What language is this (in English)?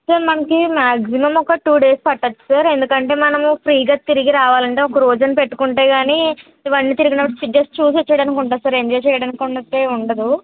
Telugu